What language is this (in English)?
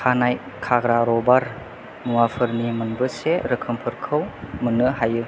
Bodo